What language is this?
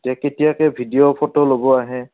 Assamese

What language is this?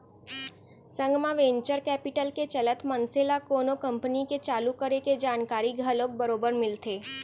Chhattisgarhi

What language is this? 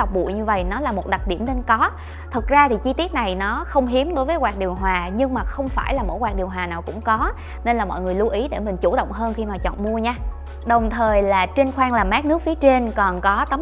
Vietnamese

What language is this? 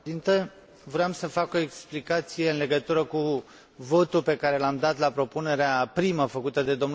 Romanian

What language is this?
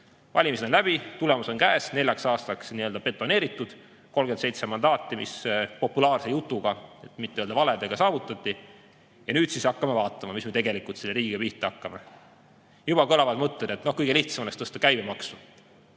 Estonian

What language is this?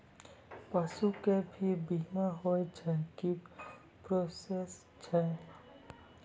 Maithili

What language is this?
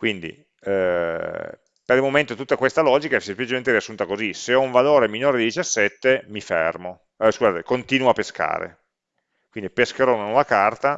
Italian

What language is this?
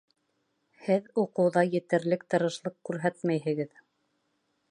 Bashkir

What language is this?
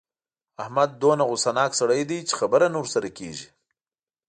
Pashto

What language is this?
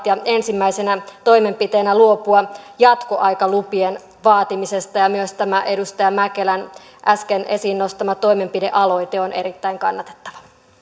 Finnish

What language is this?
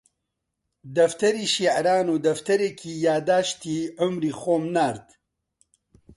Central Kurdish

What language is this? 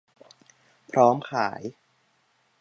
Thai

